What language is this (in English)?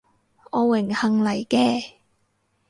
Cantonese